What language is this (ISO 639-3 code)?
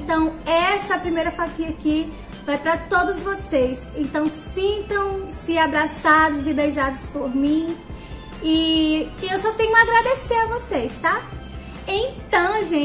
por